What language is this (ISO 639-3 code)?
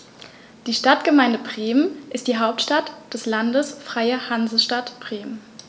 deu